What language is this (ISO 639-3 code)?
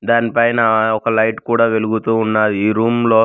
tel